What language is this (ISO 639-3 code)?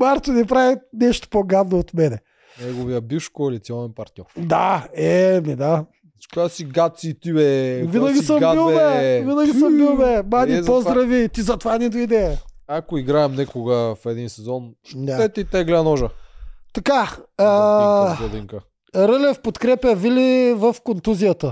bul